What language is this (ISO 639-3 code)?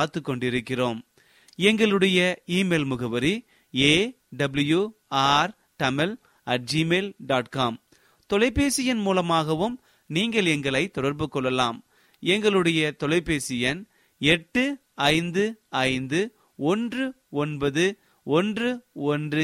tam